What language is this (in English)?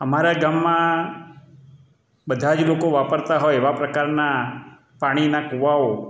Gujarati